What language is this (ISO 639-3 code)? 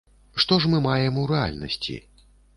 bel